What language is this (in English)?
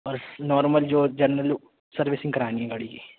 Urdu